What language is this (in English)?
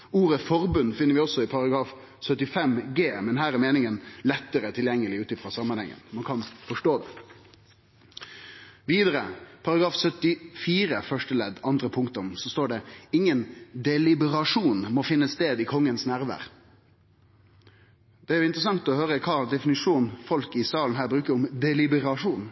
Norwegian Nynorsk